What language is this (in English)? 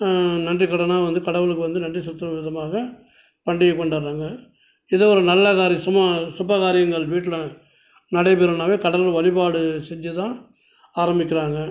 Tamil